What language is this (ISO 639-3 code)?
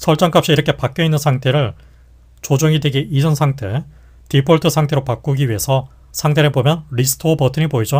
kor